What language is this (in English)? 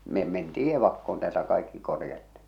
Finnish